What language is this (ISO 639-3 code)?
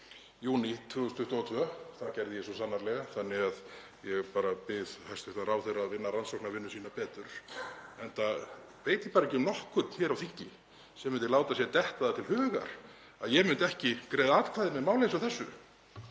isl